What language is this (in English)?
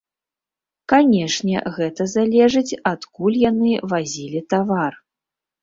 Belarusian